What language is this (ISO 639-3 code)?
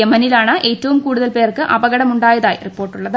mal